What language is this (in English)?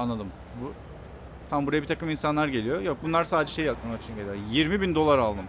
Turkish